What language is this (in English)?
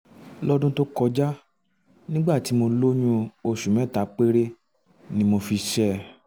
Yoruba